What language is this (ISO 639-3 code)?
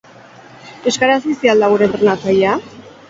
eus